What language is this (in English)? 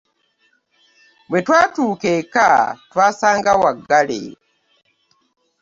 Ganda